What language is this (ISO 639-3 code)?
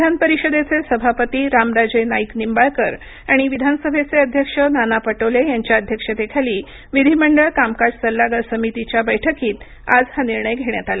mar